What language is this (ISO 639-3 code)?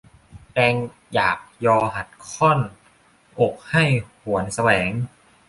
tha